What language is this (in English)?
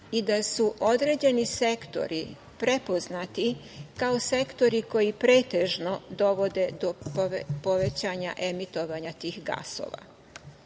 Serbian